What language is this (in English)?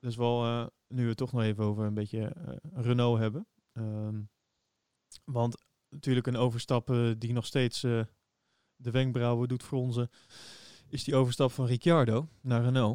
Dutch